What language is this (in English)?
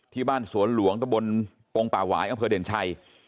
Thai